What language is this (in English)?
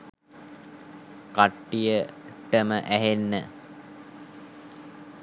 Sinhala